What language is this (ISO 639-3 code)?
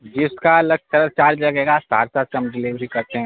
urd